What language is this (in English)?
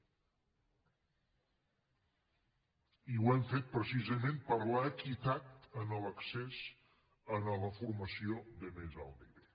Catalan